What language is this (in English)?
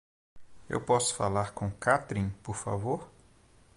Portuguese